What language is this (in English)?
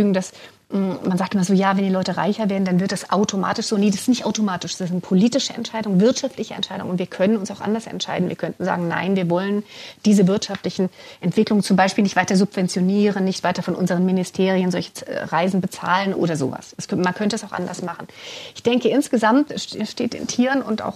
German